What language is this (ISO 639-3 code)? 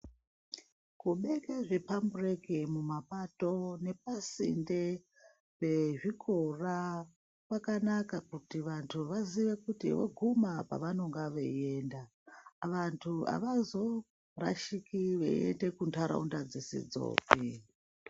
ndc